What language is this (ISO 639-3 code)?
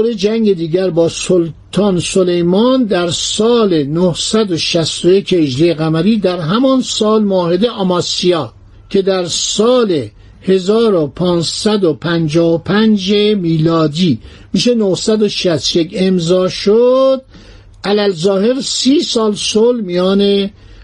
fas